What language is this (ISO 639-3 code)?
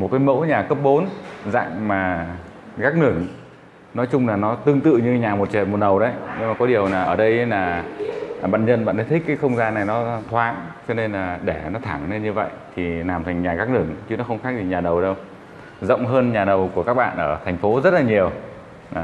vie